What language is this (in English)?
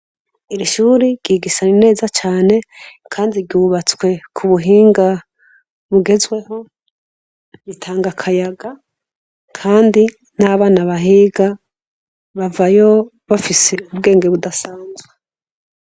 Rundi